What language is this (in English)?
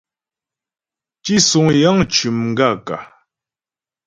Ghomala